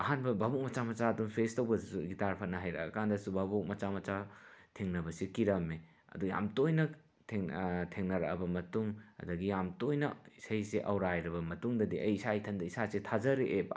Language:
Manipuri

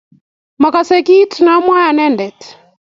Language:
Kalenjin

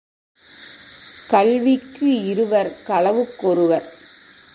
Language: Tamil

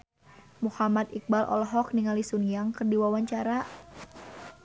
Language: Sundanese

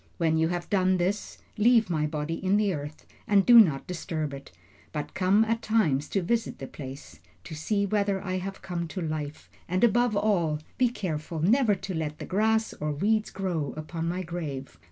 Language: English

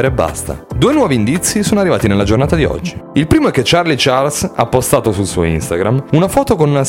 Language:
Italian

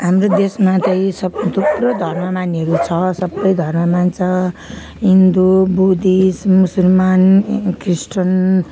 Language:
Nepali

